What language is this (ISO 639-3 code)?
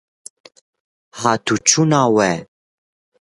kur